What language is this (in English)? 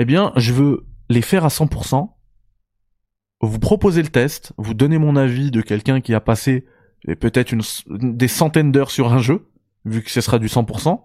French